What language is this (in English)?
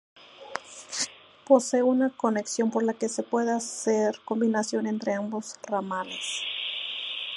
Spanish